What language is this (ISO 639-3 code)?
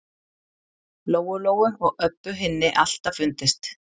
isl